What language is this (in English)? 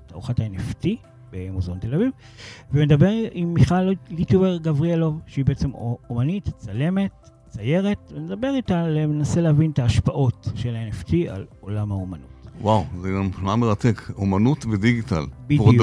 Hebrew